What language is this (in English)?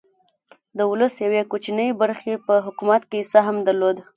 Pashto